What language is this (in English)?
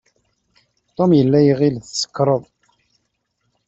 Kabyle